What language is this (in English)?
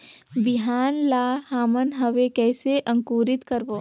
Chhattisgarhi